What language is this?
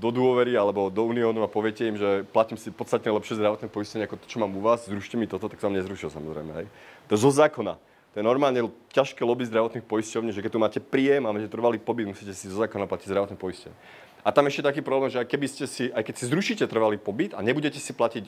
Czech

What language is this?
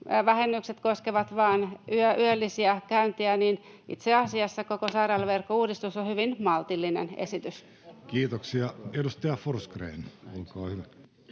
Finnish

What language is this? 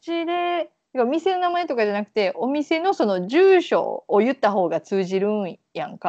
Japanese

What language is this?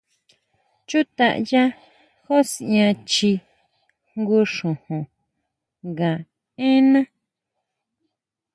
Huautla Mazatec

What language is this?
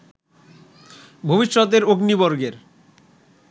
Bangla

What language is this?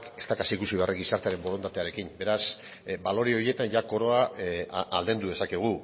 Basque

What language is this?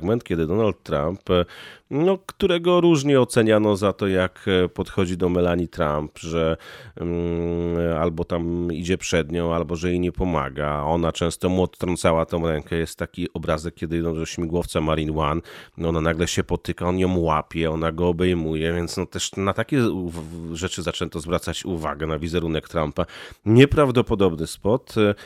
Polish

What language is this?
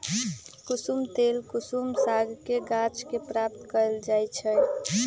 Magahi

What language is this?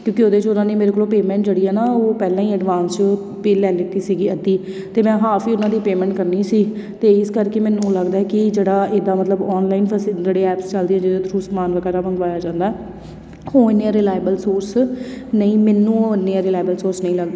Punjabi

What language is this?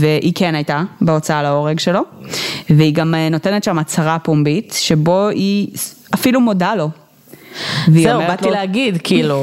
Hebrew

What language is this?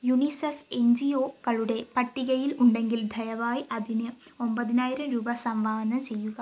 Malayalam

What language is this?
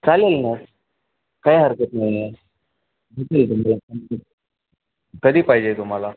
Marathi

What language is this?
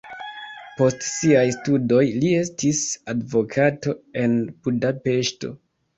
Esperanto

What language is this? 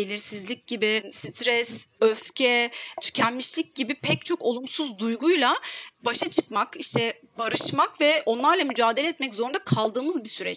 Turkish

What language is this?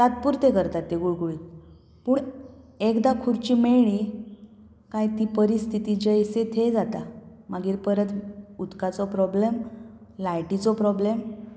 Konkani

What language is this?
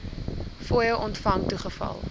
Afrikaans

